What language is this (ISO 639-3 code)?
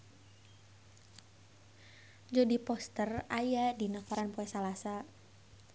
sun